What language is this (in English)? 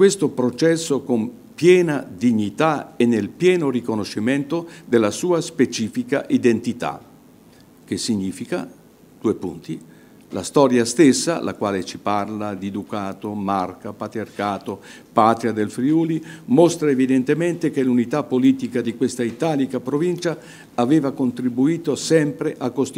Italian